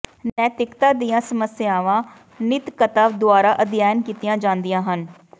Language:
Punjabi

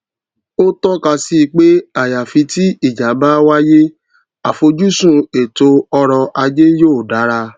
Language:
Yoruba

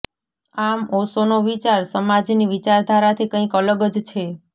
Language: Gujarati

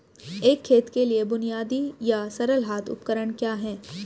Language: Hindi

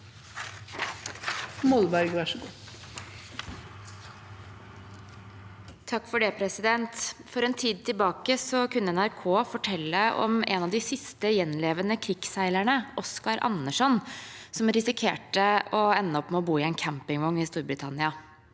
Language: Norwegian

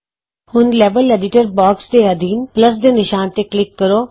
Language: Punjabi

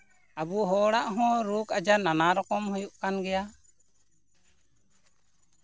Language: Santali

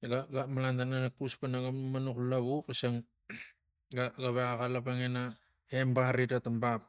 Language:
Tigak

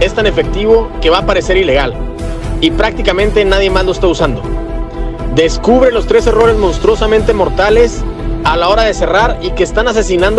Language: Spanish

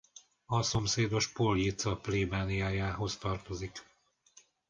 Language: Hungarian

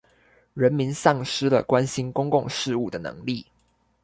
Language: Chinese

